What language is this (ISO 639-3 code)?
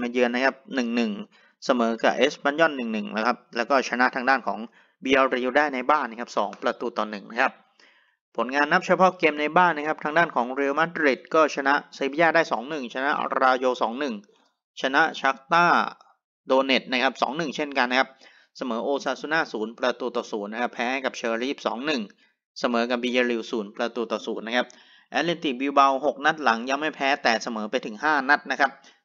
tha